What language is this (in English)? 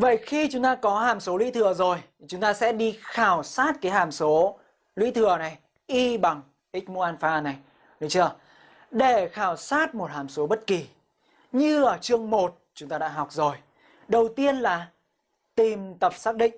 Vietnamese